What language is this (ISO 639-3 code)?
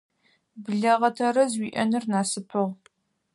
ady